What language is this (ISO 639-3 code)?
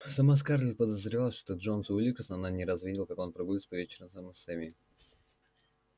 rus